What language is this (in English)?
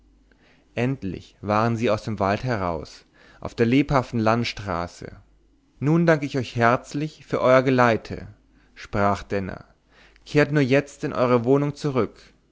German